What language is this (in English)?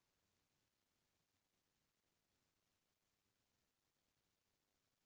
Chhattisgarhi